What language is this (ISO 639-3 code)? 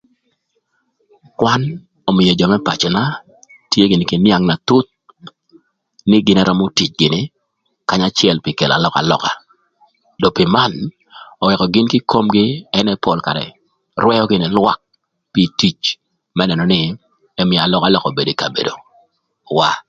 lth